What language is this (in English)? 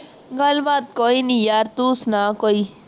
Punjabi